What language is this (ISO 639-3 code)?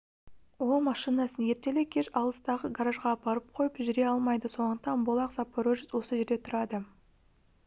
kaz